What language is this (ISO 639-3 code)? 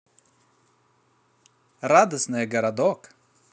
rus